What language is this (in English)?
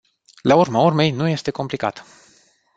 Romanian